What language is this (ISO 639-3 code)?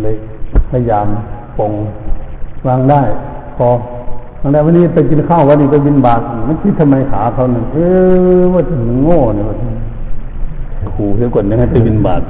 tha